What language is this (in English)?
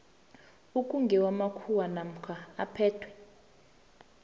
South Ndebele